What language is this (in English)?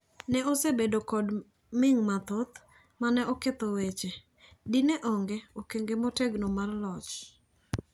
Luo (Kenya and Tanzania)